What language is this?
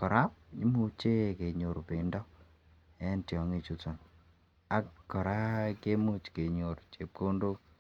Kalenjin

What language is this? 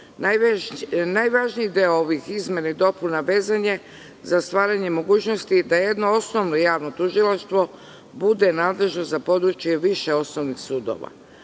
Serbian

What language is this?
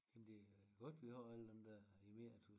Danish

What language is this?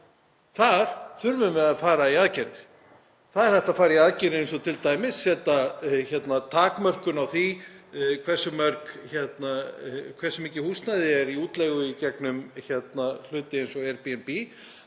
Icelandic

